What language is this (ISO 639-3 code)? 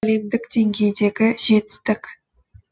kaz